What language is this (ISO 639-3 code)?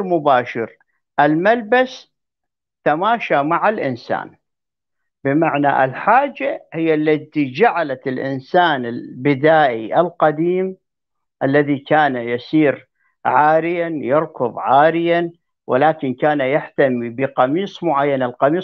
ara